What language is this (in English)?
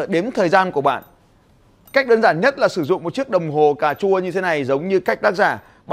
Vietnamese